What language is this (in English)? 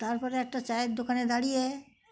Bangla